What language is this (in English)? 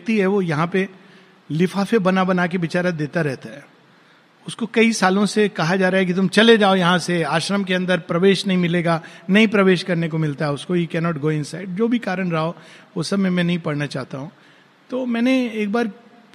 Hindi